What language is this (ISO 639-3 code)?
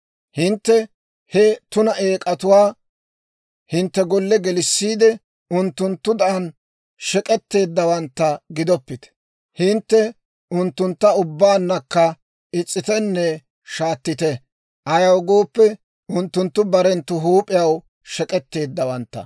dwr